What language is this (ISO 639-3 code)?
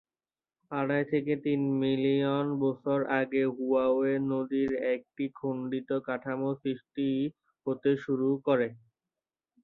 ben